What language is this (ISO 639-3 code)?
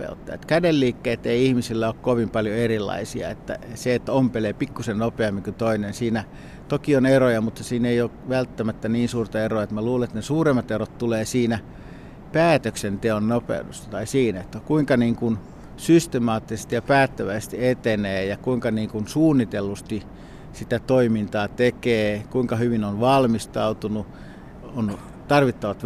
fin